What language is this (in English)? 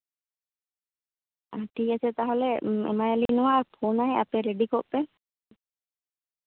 Santali